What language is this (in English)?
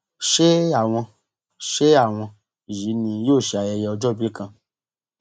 Yoruba